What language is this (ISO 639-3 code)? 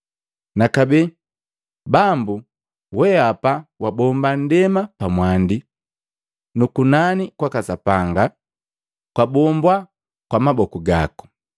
mgv